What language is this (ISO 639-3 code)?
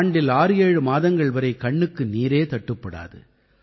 tam